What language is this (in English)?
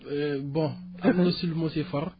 Wolof